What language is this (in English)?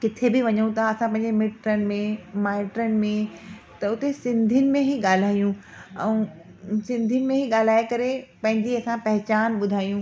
Sindhi